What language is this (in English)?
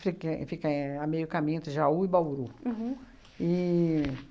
Portuguese